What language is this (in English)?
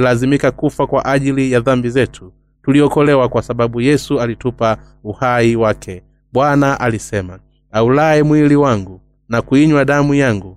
Swahili